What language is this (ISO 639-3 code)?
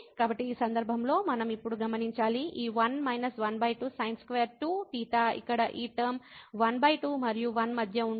tel